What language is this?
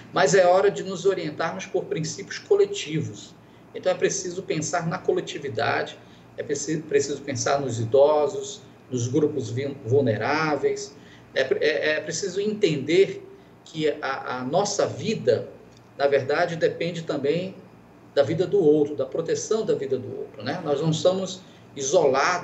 Portuguese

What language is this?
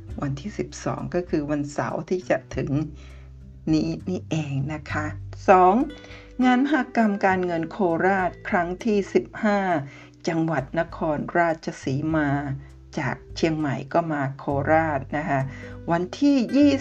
Thai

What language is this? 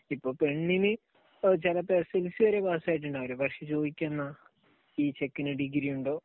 Malayalam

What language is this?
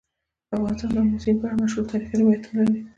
Pashto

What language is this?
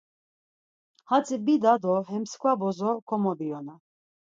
Laz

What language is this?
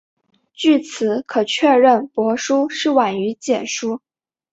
Chinese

